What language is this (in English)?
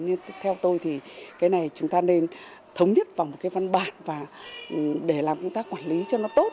Vietnamese